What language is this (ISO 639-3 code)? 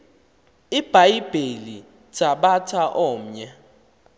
xho